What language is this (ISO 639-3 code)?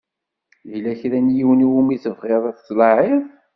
kab